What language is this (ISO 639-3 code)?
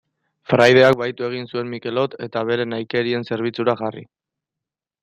eus